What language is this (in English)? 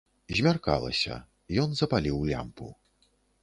Belarusian